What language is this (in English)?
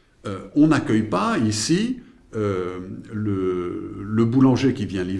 French